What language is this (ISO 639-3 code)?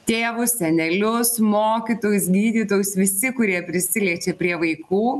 lit